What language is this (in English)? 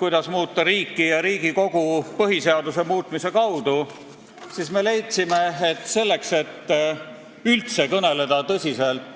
Estonian